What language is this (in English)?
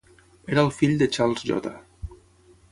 Catalan